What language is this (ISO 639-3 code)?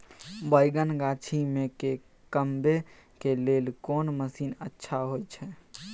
mai